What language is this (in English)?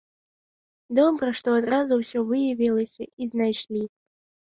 Belarusian